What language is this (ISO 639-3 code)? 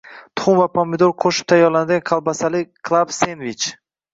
uzb